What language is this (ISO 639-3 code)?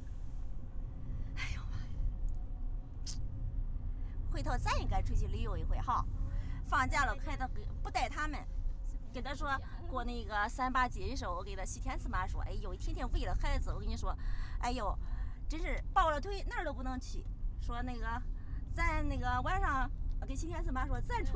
zho